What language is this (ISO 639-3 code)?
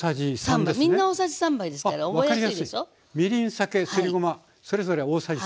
jpn